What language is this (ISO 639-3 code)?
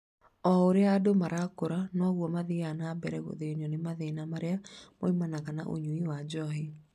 kik